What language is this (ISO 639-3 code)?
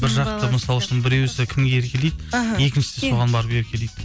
kaz